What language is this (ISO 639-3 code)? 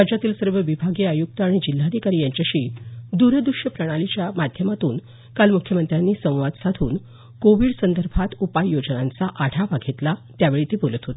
mar